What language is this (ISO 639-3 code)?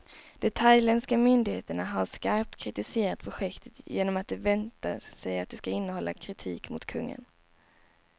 swe